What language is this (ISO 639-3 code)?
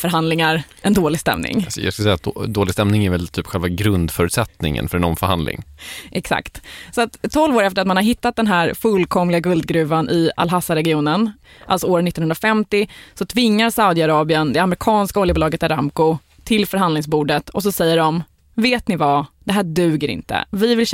swe